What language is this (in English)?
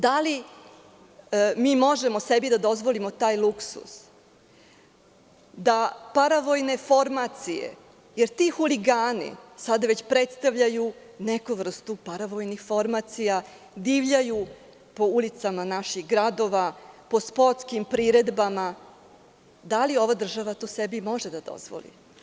Serbian